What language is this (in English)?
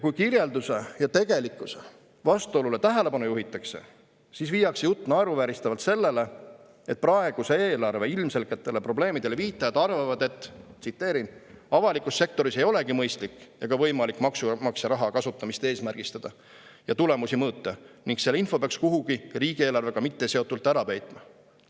Estonian